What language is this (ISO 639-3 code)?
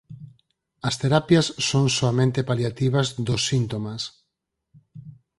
glg